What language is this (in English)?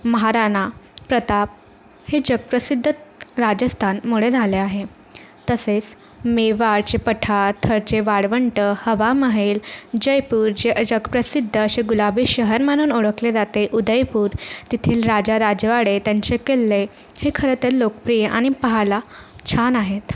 Marathi